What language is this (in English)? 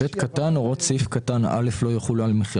Hebrew